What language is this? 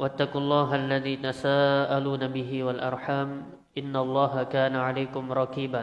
Indonesian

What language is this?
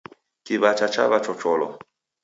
Taita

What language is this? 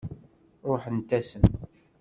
Kabyle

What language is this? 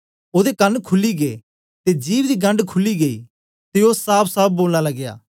Dogri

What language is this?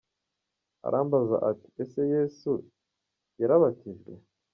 Kinyarwanda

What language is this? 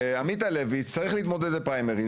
Hebrew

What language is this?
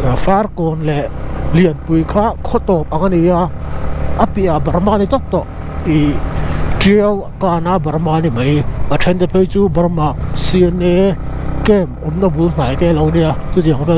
Thai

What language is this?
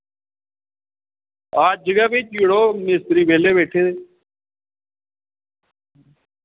Dogri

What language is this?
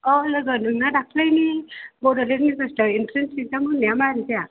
Bodo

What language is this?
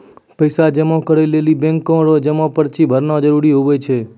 Maithili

